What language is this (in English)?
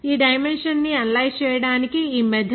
Telugu